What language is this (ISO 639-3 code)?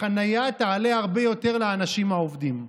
heb